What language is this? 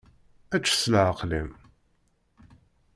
Kabyle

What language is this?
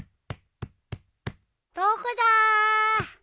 Japanese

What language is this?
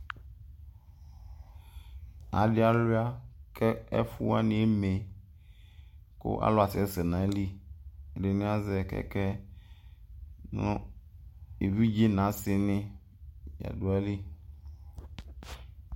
Ikposo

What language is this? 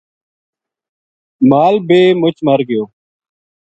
Gujari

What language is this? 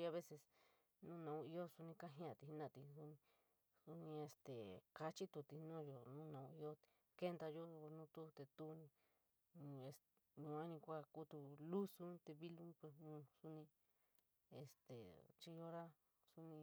San Miguel El Grande Mixtec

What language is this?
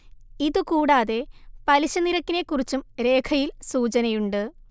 Malayalam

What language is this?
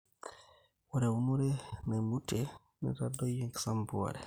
Masai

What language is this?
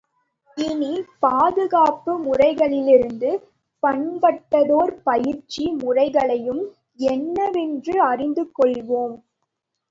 Tamil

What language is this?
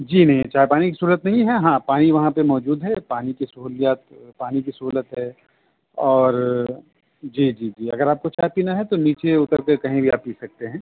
Urdu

